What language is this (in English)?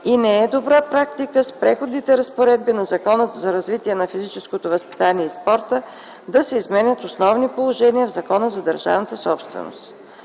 Bulgarian